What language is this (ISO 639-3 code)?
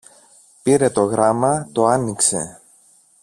ell